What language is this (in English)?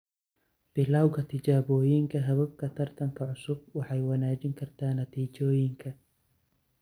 Somali